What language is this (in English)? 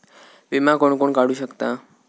Marathi